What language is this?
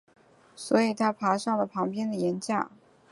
Chinese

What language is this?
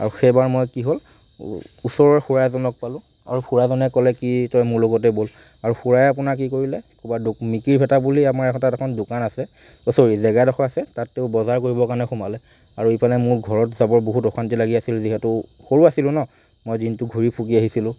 Assamese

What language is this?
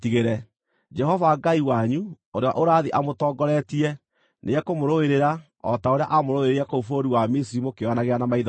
Kikuyu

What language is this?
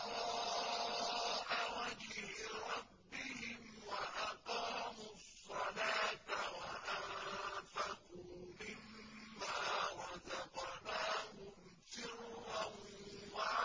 Arabic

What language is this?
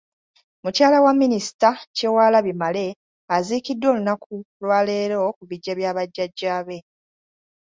Ganda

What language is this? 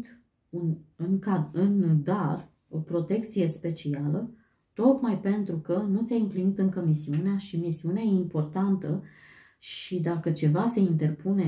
Romanian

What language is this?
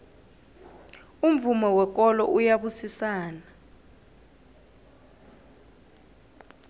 South Ndebele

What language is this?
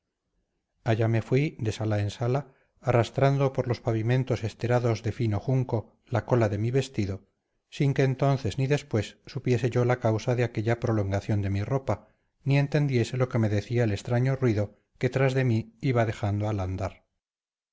Spanish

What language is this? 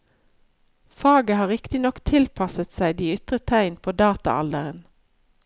Norwegian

